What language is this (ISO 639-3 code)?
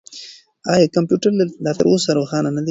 pus